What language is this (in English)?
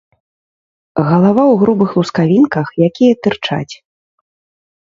Belarusian